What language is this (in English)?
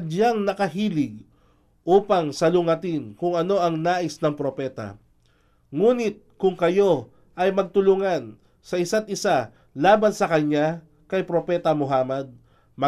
Filipino